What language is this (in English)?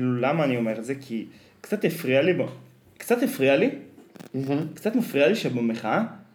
Hebrew